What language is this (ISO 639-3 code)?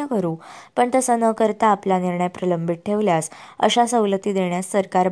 mar